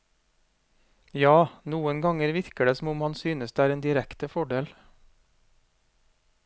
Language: Norwegian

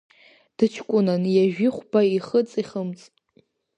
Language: Abkhazian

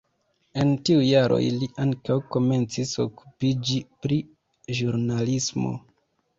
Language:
Esperanto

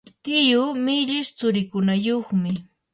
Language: Yanahuanca Pasco Quechua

